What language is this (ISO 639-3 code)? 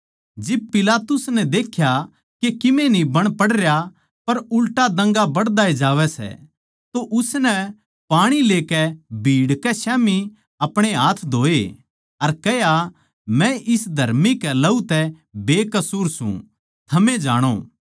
bgc